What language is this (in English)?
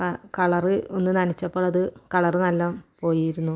Malayalam